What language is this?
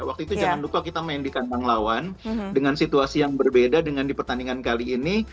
Indonesian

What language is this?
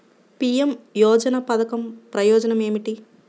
Telugu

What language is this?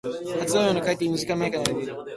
Japanese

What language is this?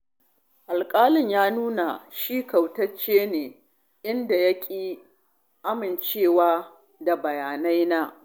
Hausa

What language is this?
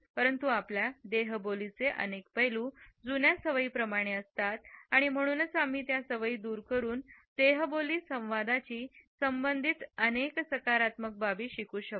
Marathi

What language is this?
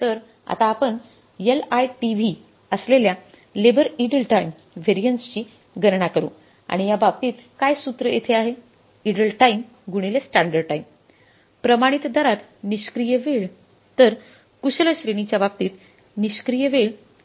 Marathi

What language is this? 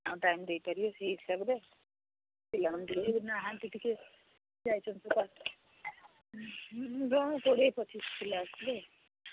Odia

